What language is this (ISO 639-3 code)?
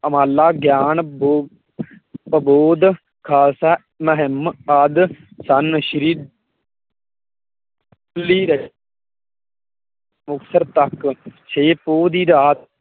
pan